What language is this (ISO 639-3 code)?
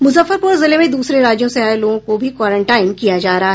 hin